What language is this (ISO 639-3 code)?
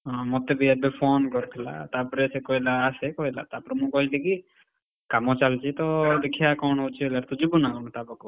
ori